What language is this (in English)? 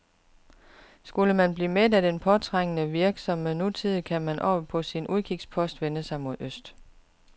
Danish